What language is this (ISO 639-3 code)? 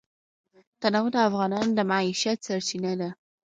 pus